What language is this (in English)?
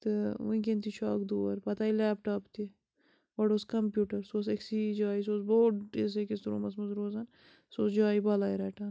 Kashmiri